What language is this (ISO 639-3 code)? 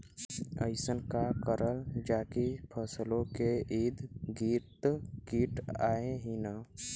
bho